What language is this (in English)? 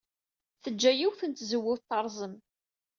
Kabyle